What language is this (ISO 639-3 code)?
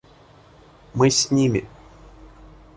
rus